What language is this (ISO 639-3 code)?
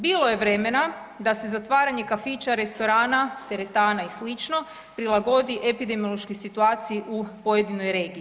hrv